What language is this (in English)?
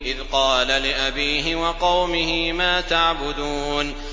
Arabic